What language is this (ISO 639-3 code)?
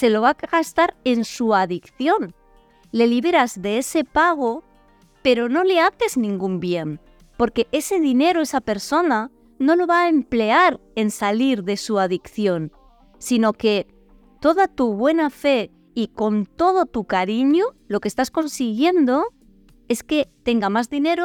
spa